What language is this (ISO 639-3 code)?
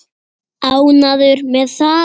isl